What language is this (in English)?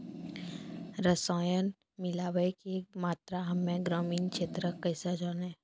Maithili